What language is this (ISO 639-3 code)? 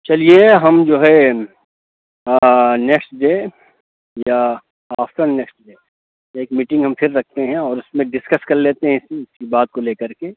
urd